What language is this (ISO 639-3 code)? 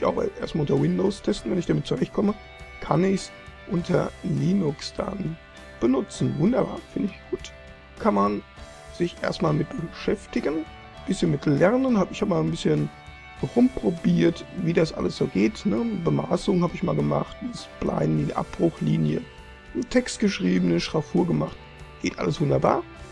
deu